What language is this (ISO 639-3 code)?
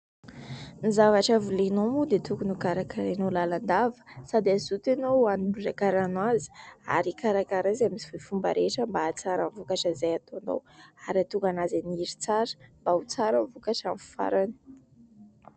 mlg